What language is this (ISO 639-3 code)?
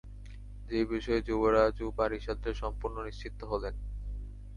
ben